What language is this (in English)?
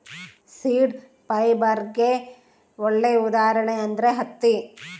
Kannada